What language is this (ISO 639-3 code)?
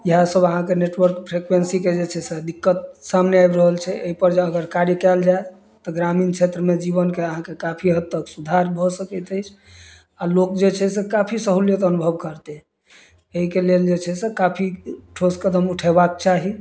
mai